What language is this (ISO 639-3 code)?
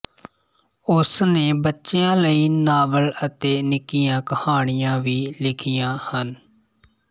pan